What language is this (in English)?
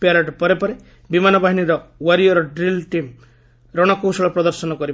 Odia